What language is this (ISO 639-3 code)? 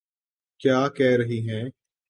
urd